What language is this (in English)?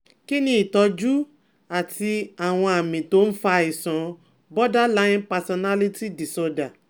Yoruba